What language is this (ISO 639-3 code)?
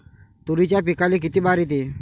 mar